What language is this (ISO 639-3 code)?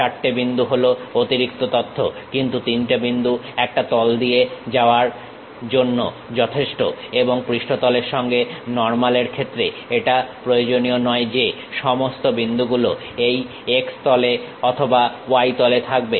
ben